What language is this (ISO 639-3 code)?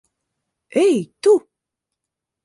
lav